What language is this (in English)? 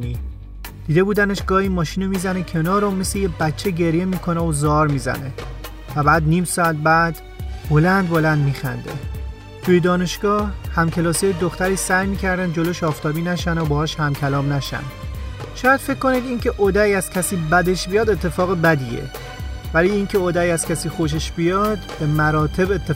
Persian